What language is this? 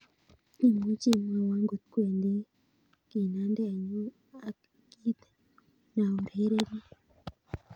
Kalenjin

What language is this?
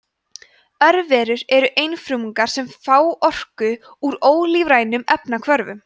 Icelandic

